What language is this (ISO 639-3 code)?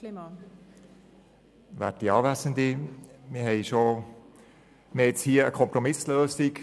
gsw